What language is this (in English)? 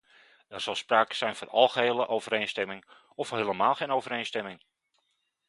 Dutch